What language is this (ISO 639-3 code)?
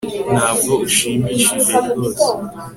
kin